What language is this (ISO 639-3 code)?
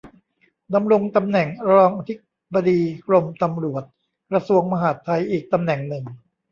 tha